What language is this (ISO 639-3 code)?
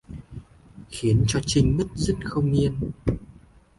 vie